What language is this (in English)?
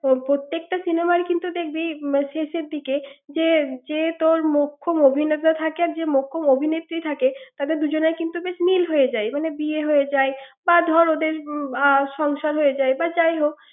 Bangla